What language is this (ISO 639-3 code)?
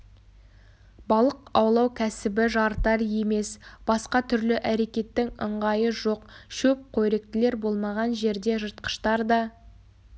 kaz